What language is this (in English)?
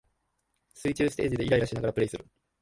Japanese